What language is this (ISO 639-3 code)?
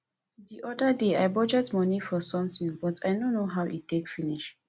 pcm